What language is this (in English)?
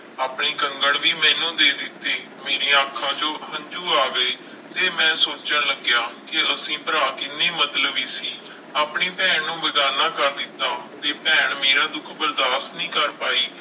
Punjabi